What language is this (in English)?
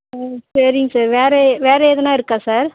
Tamil